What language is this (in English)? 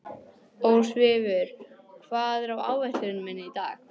Icelandic